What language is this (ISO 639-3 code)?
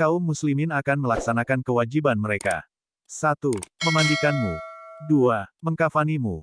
ind